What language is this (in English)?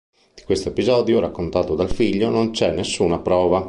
Italian